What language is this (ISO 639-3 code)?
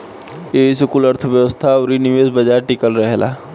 bho